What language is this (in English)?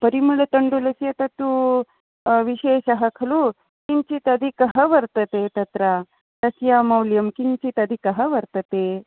Sanskrit